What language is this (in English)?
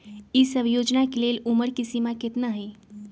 Magahi